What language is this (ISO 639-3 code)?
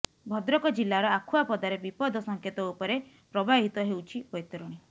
ori